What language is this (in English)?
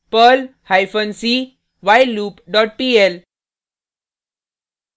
Hindi